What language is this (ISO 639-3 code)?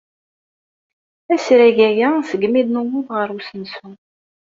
kab